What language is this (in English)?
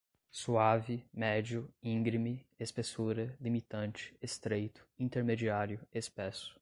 Portuguese